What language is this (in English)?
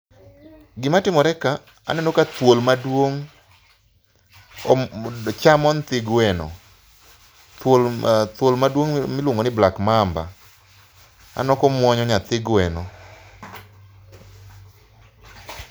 Luo (Kenya and Tanzania)